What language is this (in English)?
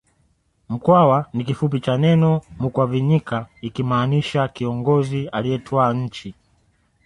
Swahili